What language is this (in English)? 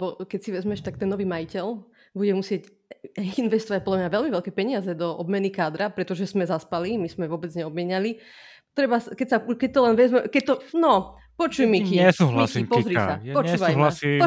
Slovak